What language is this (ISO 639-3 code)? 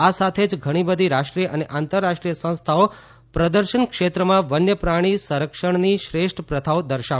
guj